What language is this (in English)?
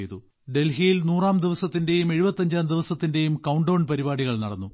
Malayalam